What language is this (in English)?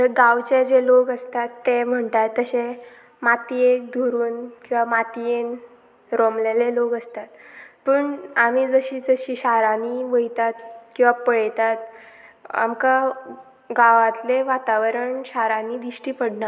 Konkani